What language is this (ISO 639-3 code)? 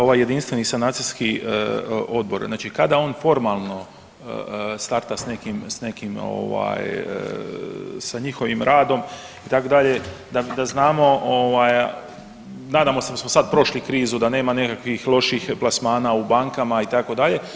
hrv